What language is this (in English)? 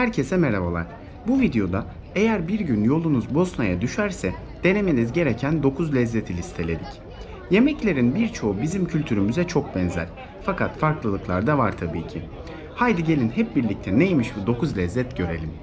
Turkish